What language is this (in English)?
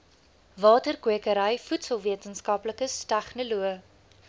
Afrikaans